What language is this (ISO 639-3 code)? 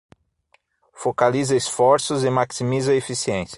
por